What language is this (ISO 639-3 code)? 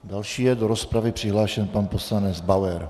ces